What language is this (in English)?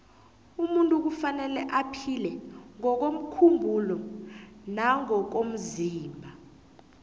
South Ndebele